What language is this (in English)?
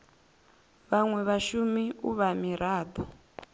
Venda